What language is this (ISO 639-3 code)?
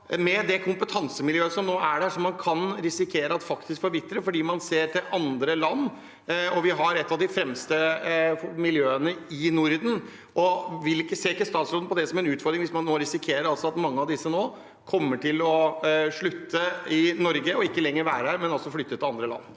nor